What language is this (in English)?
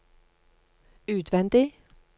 Norwegian